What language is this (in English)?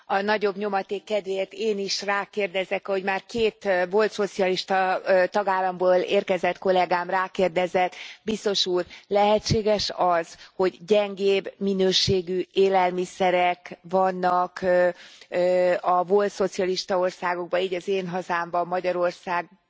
Hungarian